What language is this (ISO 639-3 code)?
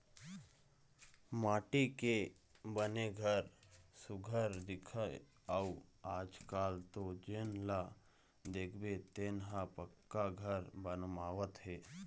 hne